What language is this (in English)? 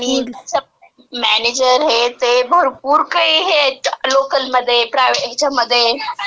Marathi